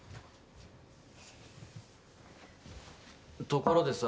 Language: Japanese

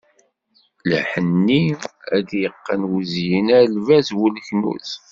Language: Kabyle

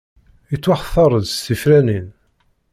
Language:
Kabyle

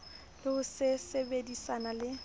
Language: Southern Sotho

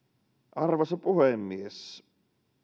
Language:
Finnish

